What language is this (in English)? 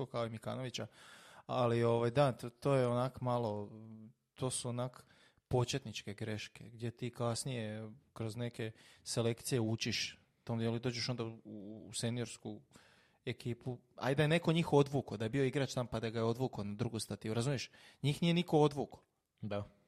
Croatian